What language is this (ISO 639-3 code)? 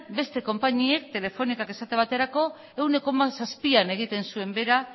eus